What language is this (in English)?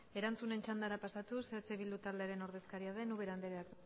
Basque